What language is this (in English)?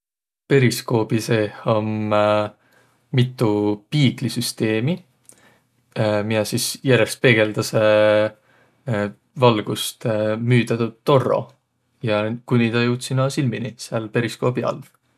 Võro